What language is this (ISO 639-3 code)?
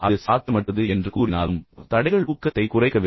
tam